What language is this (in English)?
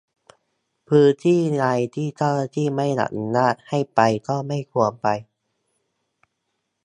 Thai